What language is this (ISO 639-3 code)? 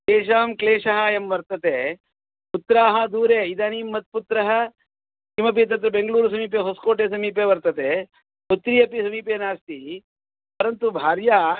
san